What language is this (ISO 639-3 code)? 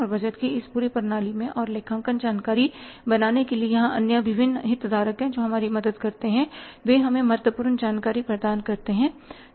hin